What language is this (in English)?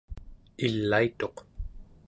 Central Yupik